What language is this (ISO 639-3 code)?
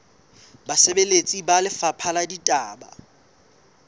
sot